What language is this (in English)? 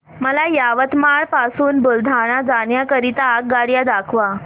Marathi